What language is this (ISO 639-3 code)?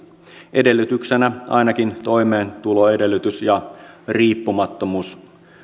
fin